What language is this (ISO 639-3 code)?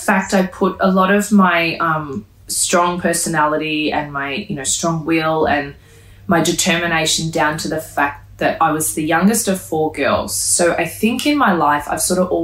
eng